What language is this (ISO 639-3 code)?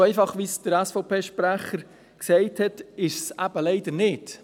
gsw